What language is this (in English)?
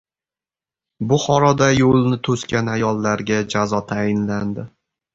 Uzbek